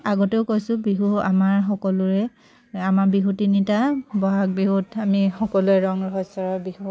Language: Assamese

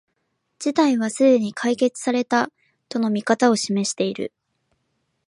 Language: Japanese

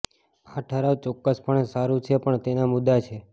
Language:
Gujarati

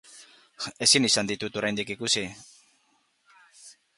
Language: Basque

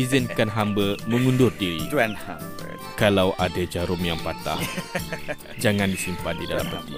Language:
Malay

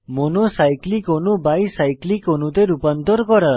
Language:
Bangla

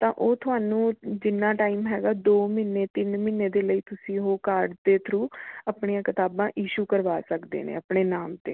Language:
Punjabi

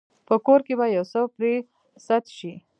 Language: Pashto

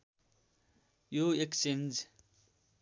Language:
Nepali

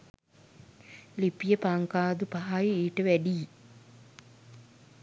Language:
Sinhala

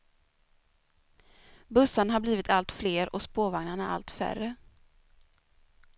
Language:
Swedish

